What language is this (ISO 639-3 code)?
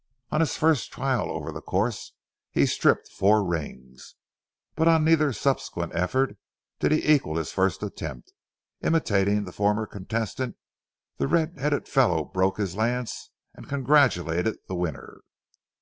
eng